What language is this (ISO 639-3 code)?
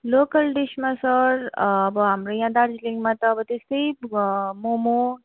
nep